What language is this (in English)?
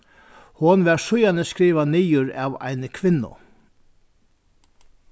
Faroese